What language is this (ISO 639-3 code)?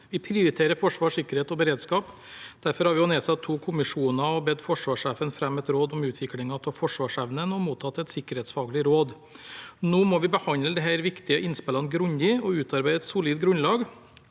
nor